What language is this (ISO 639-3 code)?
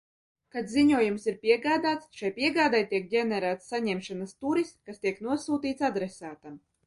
lav